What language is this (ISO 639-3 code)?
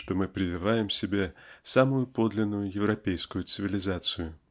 rus